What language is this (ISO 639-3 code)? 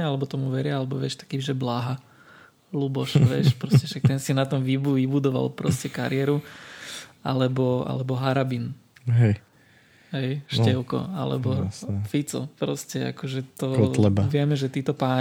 slk